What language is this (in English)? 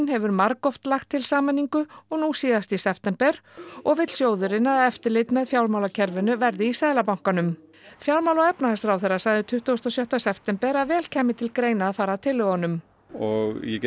Icelandic